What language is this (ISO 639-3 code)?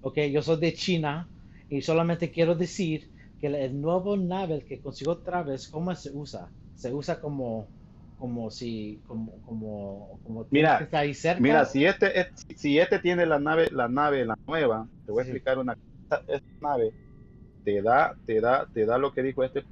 spa